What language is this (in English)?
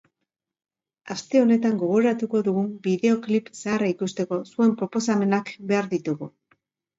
Basque